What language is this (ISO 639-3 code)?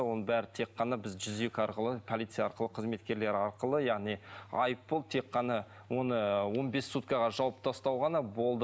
kaz